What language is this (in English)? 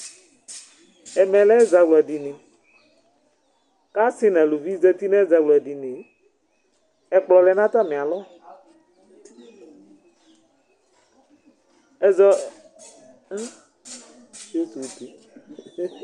Ikposo